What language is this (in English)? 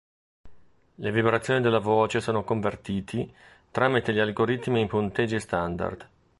Italian